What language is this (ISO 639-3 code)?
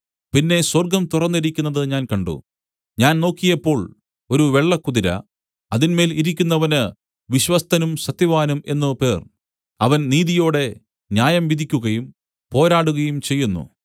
mal